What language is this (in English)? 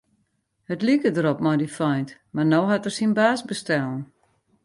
Western Frisian